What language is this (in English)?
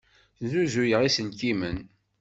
Kabyle